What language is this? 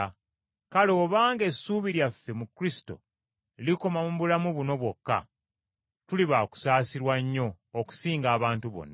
Ganda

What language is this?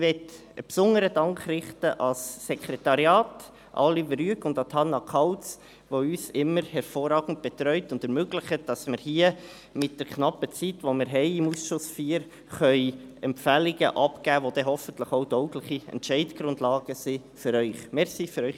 Swiss German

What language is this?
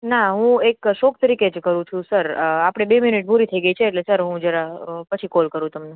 Gujarati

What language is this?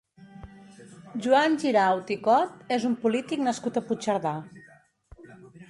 Catalan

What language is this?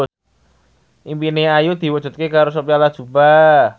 Javanese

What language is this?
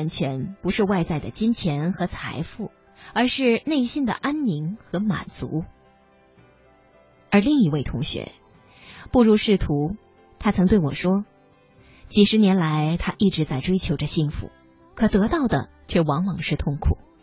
Chinese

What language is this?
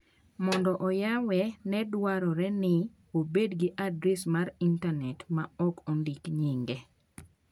Luo (Kenya and Tanzania)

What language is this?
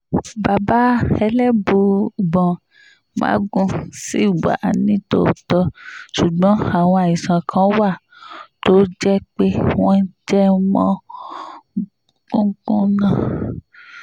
Yoruba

